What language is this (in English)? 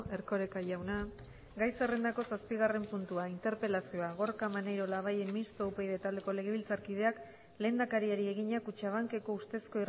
Basque